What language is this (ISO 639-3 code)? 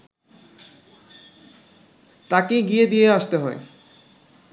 ben